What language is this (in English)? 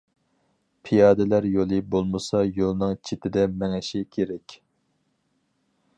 Uyghur